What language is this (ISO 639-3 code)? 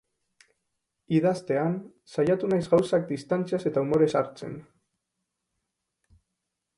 eus